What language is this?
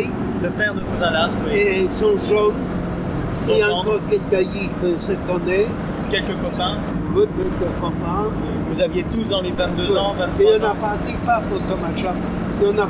French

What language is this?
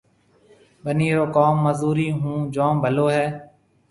Marwari (Pakistan)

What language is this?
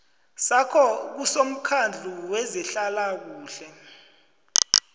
South Ndebele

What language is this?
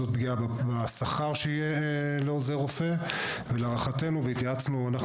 Hebrew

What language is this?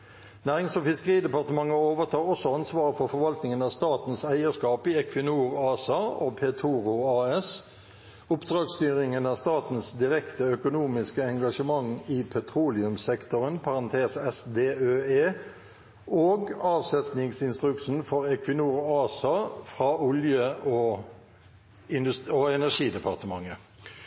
Norwegian Bokmål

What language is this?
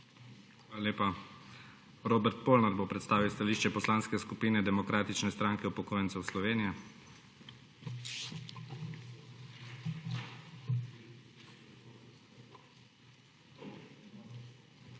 Slovenian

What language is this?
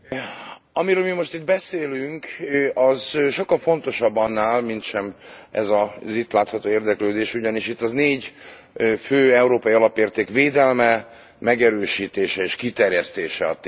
Hungarian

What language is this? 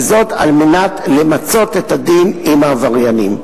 Hebrew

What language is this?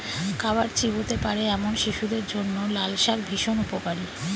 Bangla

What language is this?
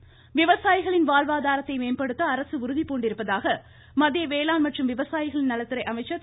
Tamil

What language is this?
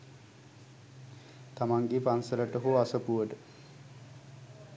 Sinhala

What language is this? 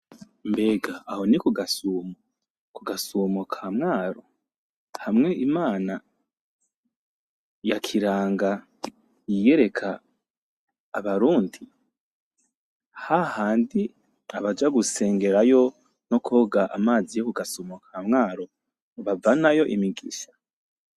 Rundi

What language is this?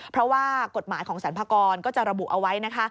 Thai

